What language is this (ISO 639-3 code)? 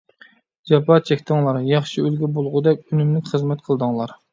uig